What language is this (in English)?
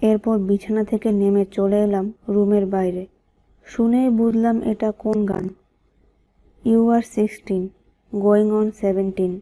Romanian